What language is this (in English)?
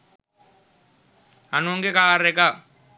Sinhala